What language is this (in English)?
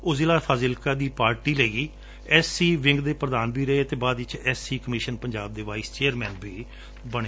Punjabi